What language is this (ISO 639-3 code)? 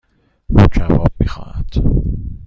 fas